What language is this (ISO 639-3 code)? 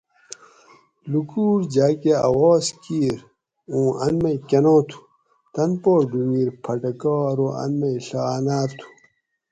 gwc